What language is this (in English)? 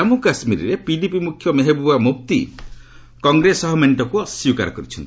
Odia